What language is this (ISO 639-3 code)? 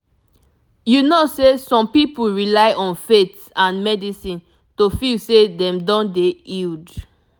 pcm